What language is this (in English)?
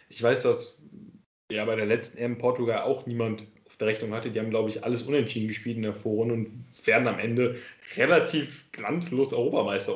German